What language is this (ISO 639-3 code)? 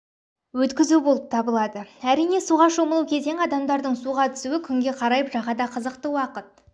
kaz